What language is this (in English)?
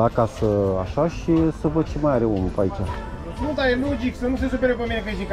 Romanian